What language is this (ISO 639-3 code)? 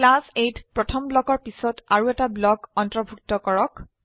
asm